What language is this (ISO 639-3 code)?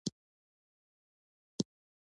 pus